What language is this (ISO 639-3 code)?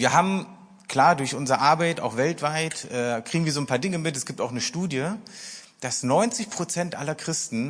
deu